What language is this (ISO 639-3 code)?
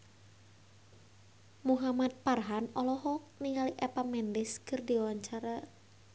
sun